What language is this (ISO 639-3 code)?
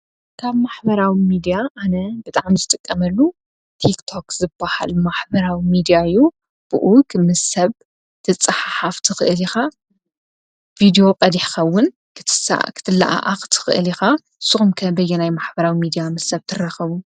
tir